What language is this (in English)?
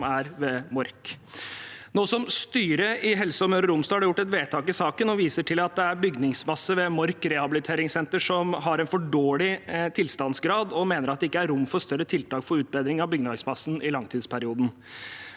Norwegian